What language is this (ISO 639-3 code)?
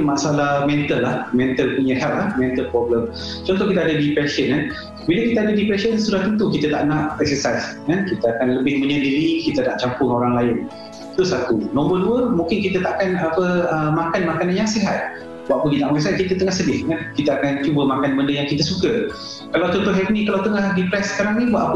msa